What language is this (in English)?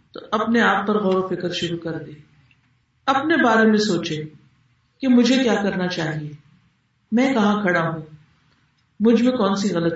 Urdu